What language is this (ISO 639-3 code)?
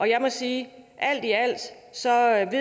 dan